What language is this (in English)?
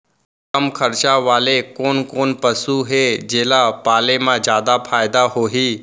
Chhattisgarhi